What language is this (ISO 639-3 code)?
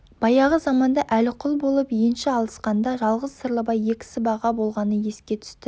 kaz